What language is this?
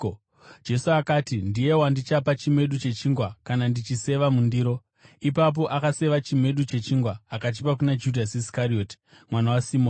Shona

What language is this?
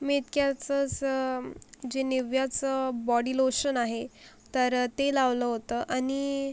Marathi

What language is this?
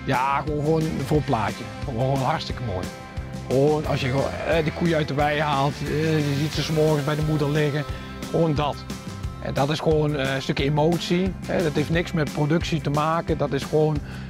Dutch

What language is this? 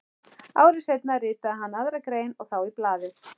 Icelandic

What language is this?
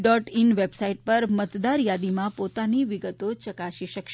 Gujarati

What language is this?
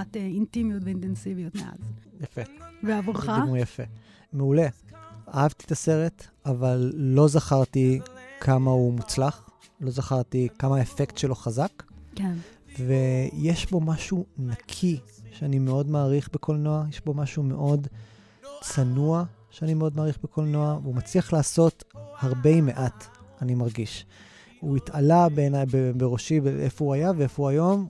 Hebrew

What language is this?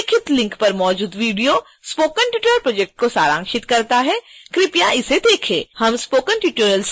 Hindi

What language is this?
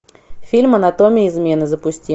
Russian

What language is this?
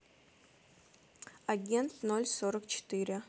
Russian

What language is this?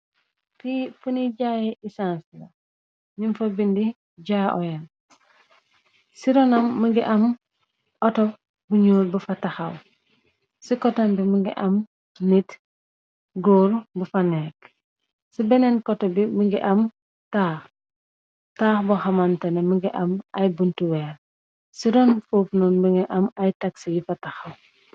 Wolof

